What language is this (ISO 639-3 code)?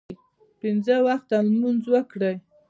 pus